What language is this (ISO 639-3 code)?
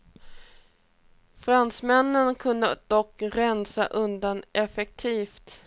swe